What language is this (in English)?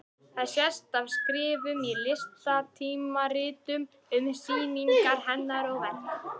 Icelandic